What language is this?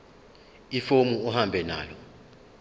Zulu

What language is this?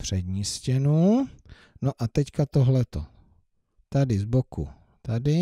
Czech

